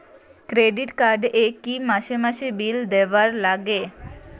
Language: Bangla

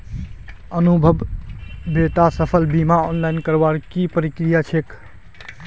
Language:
Magahi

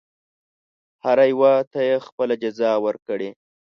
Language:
Pashto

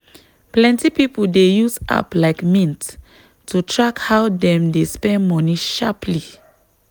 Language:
Nigerian Pidgin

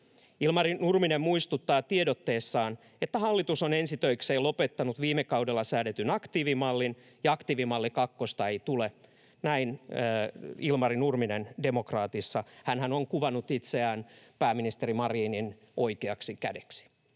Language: Finnish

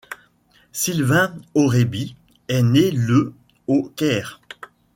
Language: French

